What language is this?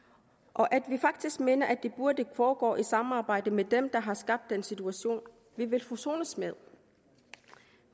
Danish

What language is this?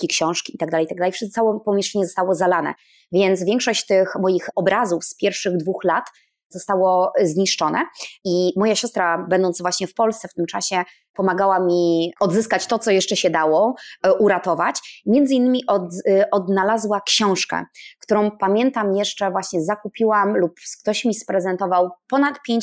Polish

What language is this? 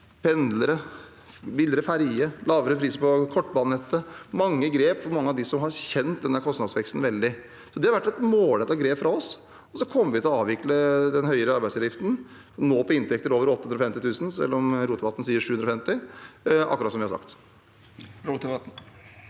Norwegian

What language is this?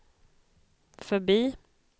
Swedish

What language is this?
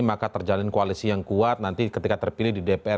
Indonesian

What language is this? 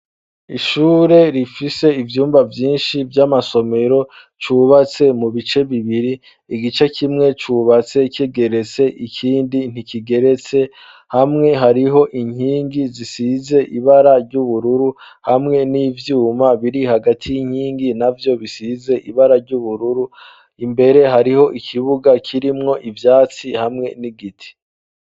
Rundi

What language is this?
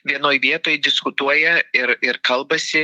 Lithuanian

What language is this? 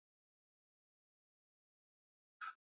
Swahili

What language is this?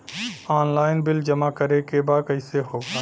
Bhojpuri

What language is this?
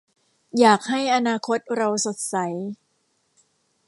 Thai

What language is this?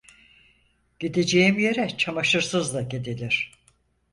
Turkish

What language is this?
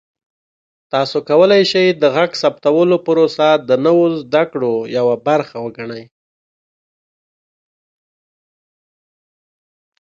Pashto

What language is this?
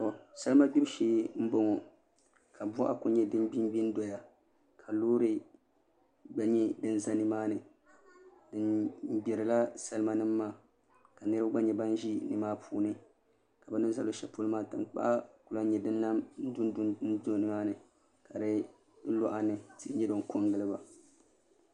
Dagbani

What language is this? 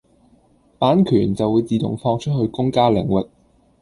Cantonese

